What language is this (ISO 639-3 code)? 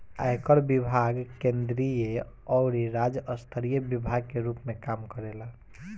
bho